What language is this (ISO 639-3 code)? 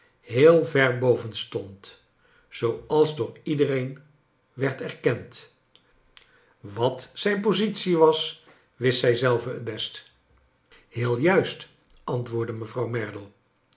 nld